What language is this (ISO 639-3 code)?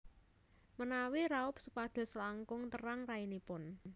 jav